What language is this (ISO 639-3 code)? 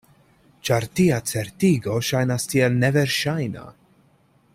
epo